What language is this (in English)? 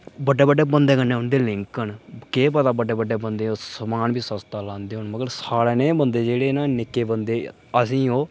Dogri